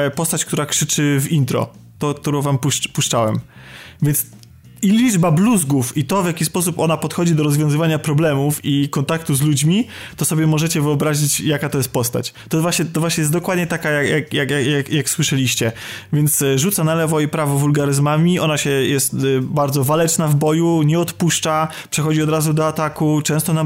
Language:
Polish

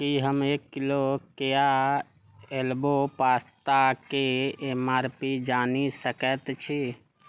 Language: Maithili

